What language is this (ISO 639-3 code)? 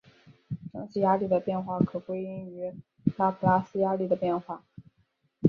zho